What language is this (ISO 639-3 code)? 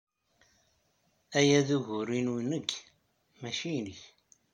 kab